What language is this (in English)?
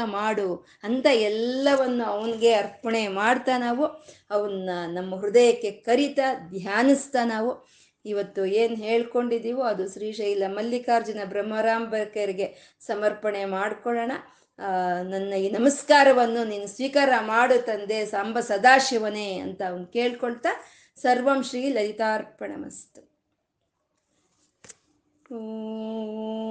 Kannada